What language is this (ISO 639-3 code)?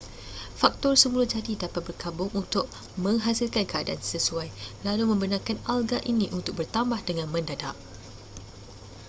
msa